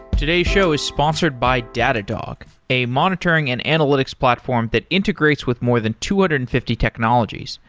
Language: English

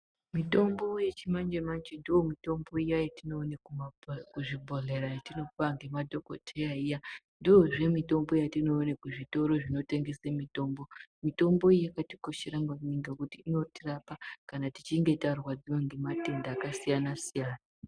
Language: Ndau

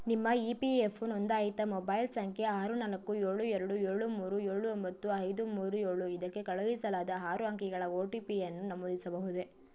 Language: Kannada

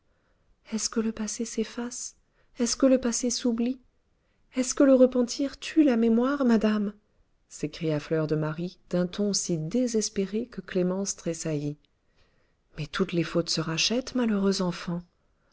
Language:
French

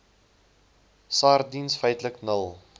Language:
Afrikaans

